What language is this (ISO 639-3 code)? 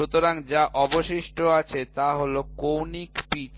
ben